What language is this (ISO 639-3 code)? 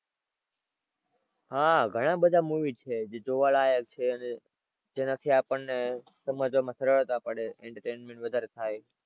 guj